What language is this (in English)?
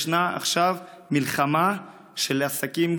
Hebrew